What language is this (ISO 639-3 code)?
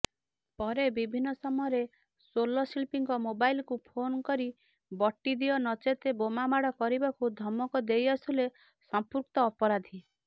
ori